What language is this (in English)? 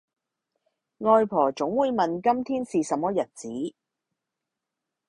Cantonese